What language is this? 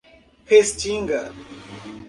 Portuguese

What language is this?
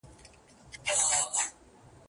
Pashto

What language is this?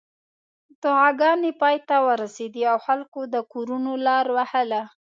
Pashto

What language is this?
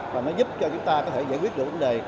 Vietnamese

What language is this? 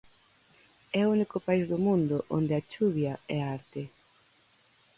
Galician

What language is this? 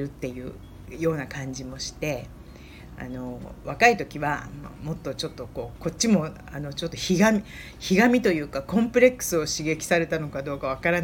Japanese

